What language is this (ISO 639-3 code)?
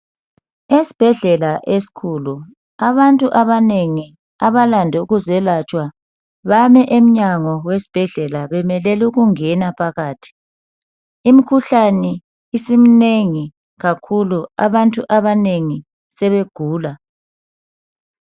nde